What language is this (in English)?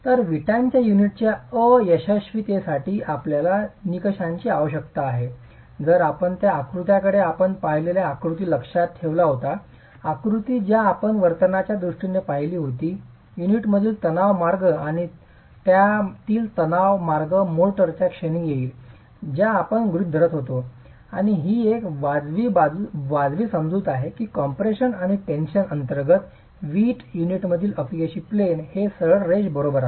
Marathi